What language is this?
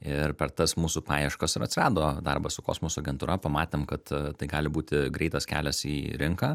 Lithuanian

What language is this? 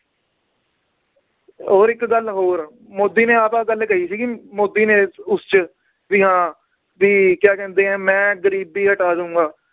Punjabi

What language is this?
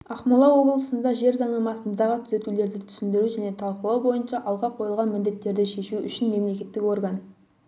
Kazakh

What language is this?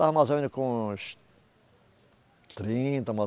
Portuguese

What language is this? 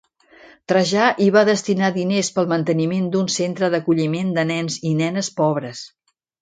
Catalan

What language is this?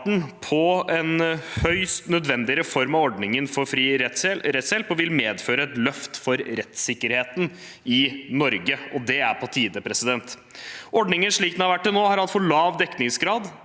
Norwegian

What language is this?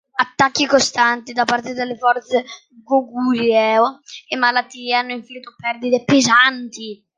Italian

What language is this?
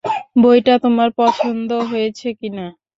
Bangla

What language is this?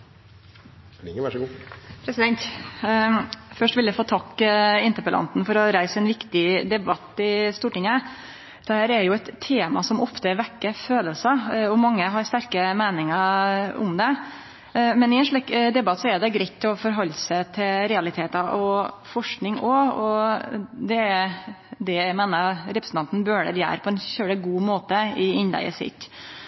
Norwegian Nynorsk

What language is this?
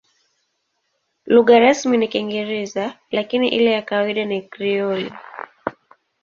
Swahili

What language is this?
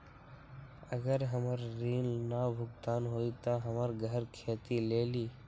Magahi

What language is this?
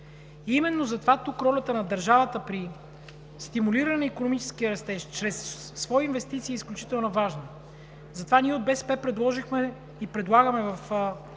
Bulgarian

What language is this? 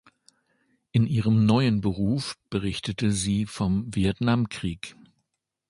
German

